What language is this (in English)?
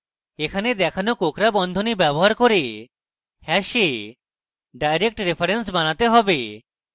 Bangla